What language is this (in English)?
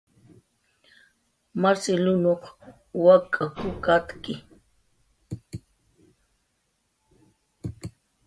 Jaqaru